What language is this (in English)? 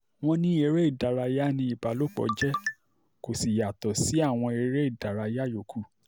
Yoruba